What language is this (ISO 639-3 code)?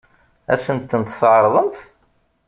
kab